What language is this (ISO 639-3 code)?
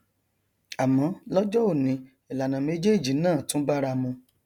yor